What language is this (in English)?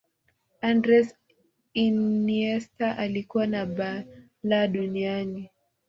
Swahili